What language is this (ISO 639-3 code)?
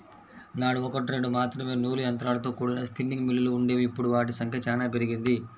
tel